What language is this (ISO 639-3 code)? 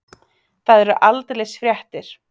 isl